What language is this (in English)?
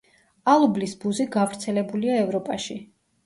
Georgian